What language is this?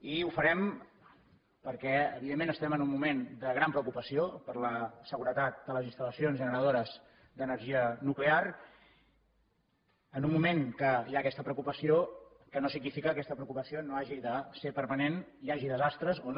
Catalan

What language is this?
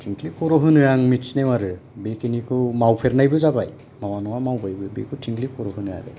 Bodo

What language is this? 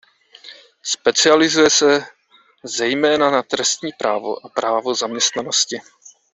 Czech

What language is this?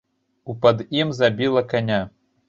Belarusian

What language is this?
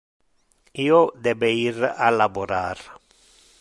Interlingua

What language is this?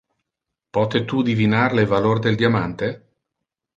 Interlingua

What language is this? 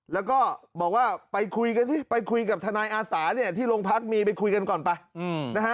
Thai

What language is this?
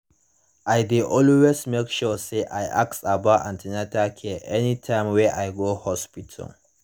Nigerian Pidgin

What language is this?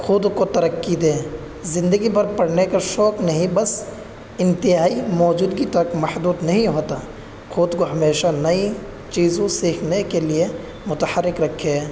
Urdu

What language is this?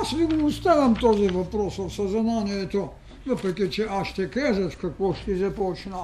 Bulgarian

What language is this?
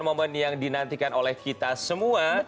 Indonesian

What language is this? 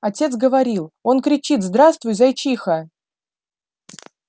Russian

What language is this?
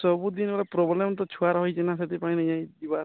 Odia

